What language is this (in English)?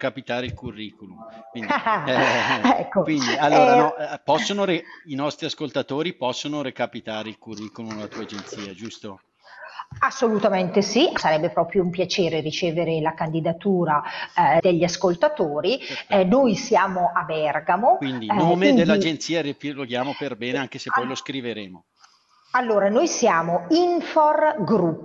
Italian